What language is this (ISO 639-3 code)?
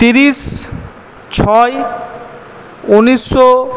ben